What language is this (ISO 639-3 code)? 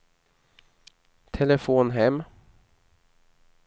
swe